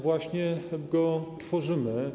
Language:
Polish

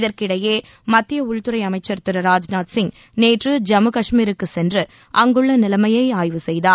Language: Tamil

